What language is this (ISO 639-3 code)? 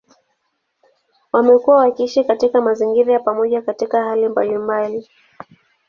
swa